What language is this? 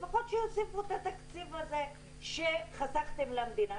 Hebrew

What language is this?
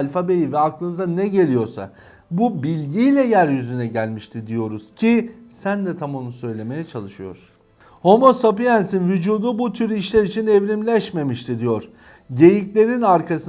Turkish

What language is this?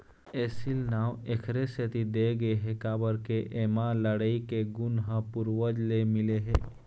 Chhattisgarhi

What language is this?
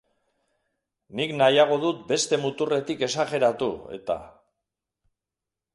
Basque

